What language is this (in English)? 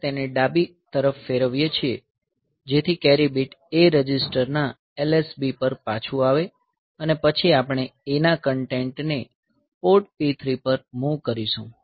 Gujarati